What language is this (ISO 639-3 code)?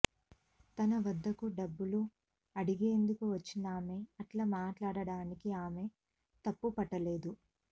tel